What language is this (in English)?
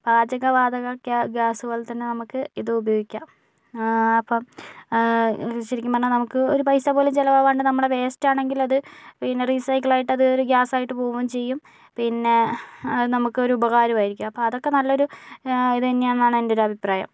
Malayalam